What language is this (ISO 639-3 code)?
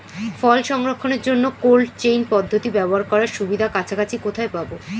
ben